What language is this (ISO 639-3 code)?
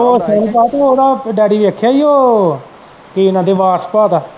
pan